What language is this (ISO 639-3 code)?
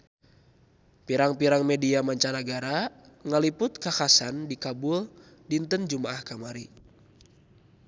sun